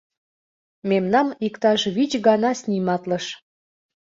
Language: Mari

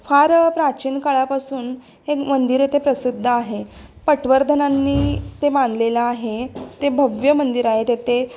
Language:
Marathi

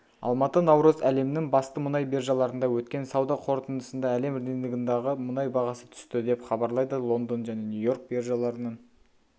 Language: Kazakh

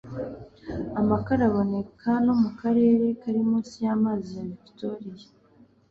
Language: Kinyarwanda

